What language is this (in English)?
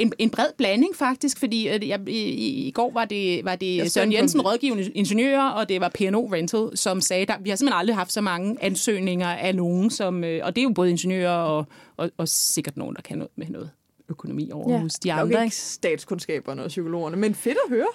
Danish